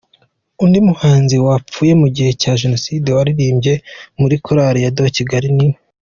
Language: Kinyarwanda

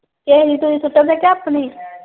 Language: Punjabi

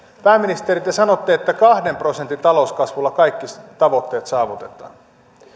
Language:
Finnish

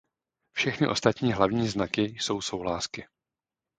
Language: Czech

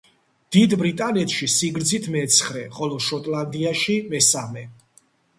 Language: Georgian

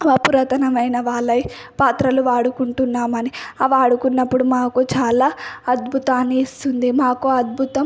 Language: Telugu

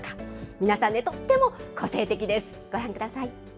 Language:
Japanese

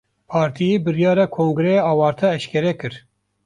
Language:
Kurdish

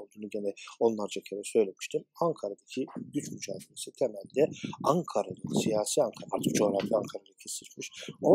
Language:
Turkish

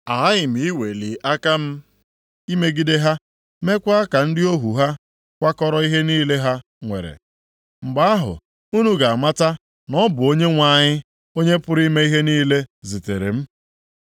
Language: Igbo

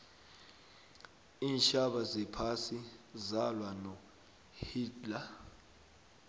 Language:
South Ndebele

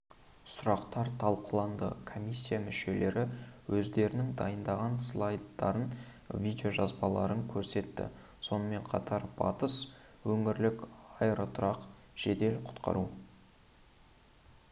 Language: Kazakh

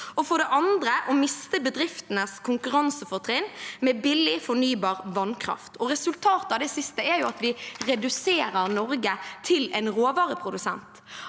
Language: Norwegian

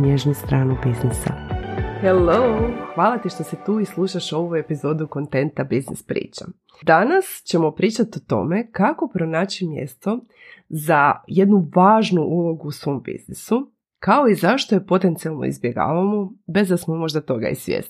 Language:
Croatian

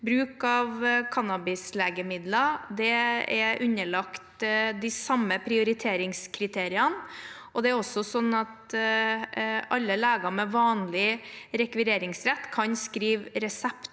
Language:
Norwegian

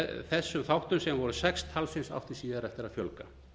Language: Icelandic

